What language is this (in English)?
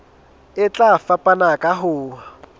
Southern Sotho